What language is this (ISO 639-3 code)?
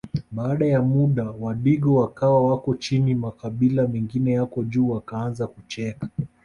swa